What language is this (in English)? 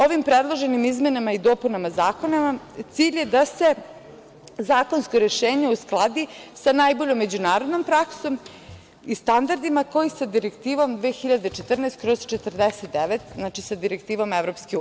Serbian